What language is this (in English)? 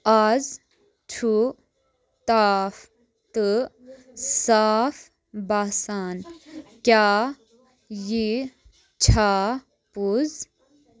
Kashmiri